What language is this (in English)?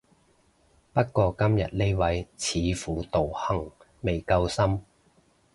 Cantonese